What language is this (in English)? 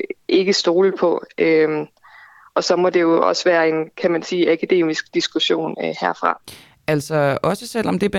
Danish